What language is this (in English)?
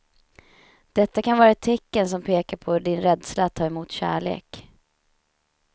Swedish